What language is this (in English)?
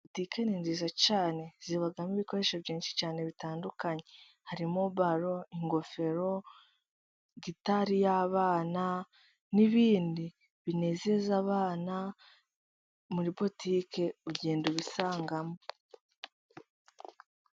Kinyarwanda